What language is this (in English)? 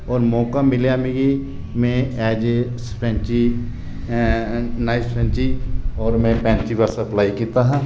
Dogri